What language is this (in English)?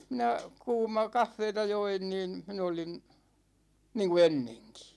Finnish